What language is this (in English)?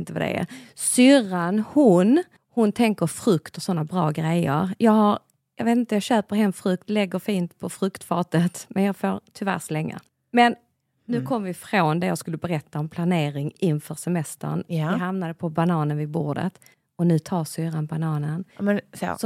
Swedish